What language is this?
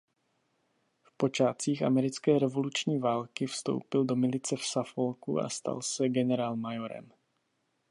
Czech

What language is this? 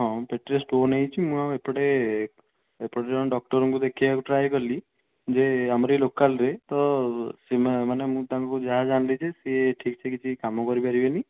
Odia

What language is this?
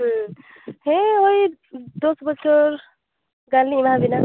Santali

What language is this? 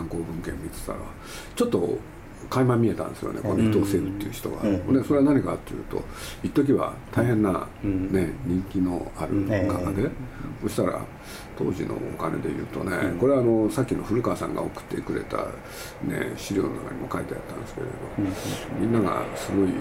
Japanese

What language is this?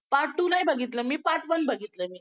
Marathi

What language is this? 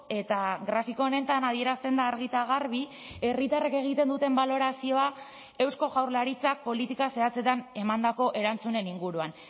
Basque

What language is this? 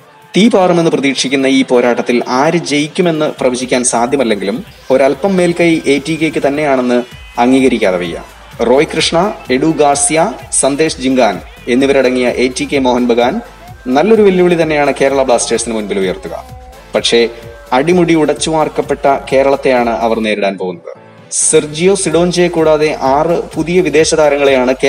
Malayalam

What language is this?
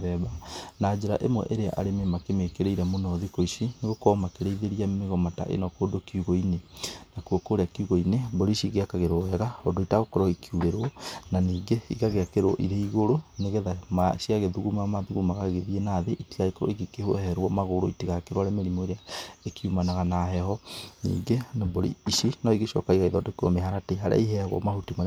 Kikuyu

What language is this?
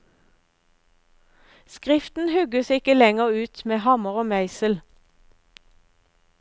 Norwegian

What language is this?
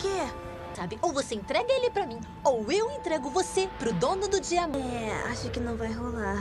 Portuguese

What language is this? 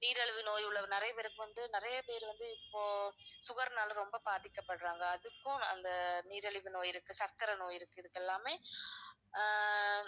Tamil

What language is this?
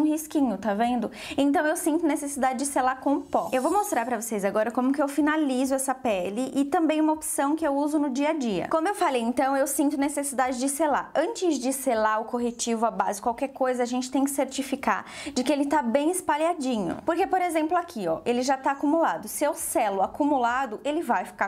Portuguese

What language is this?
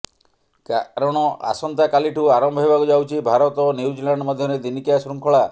Odia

